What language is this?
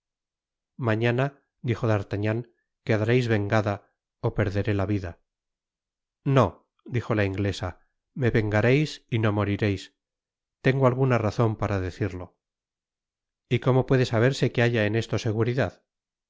Spanish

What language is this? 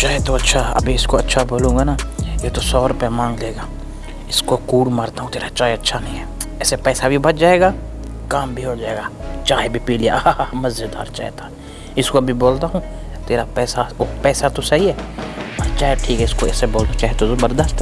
Uyghur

